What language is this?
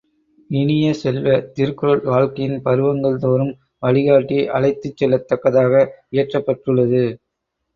Tamil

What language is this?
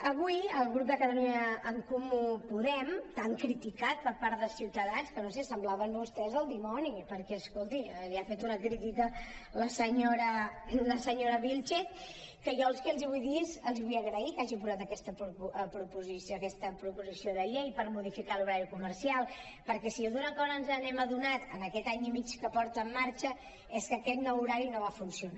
Catalan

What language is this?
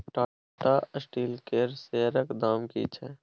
Maithili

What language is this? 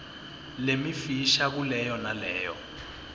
Swati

